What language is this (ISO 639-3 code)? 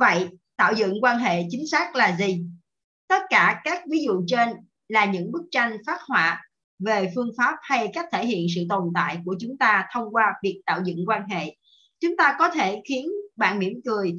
vie